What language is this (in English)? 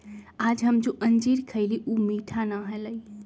Magahi